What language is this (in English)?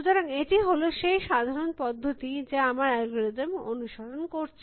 Bangla